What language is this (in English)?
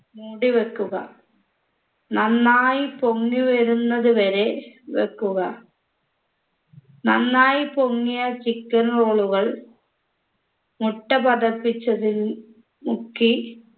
Malayalam